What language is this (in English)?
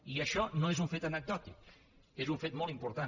Catalan